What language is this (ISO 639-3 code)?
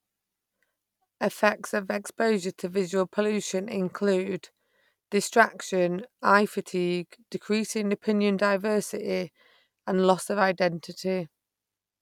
eng